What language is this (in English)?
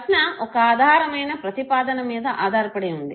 Telugu